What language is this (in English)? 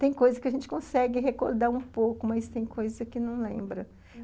Portuguese